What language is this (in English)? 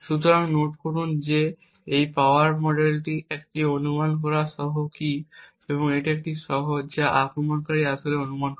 Bangla